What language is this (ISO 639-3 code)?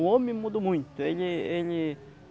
por